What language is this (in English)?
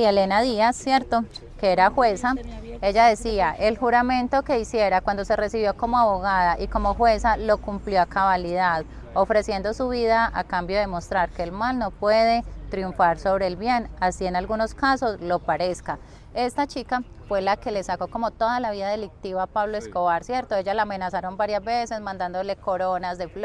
Spanish